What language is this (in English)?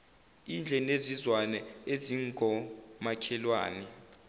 Zulu